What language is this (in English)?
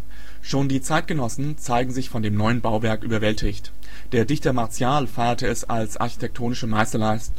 German